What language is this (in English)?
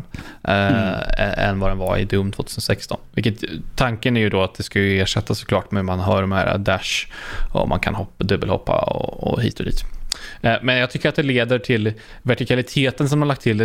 Swedish